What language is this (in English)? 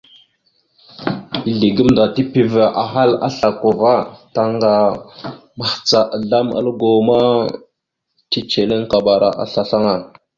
Mada (Cameroon)